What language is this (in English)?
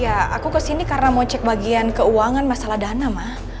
Indonesian